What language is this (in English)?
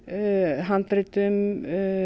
Icelandic